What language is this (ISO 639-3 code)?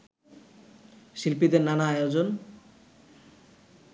ben